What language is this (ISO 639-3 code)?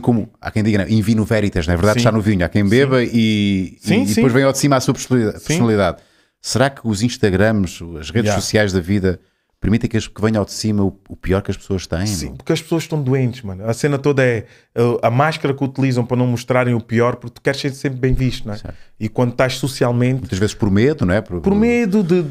por